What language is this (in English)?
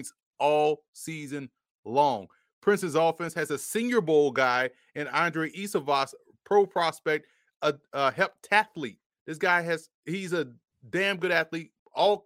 English